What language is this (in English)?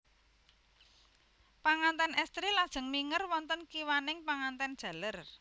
Javanese